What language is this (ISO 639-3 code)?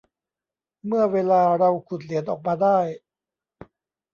tha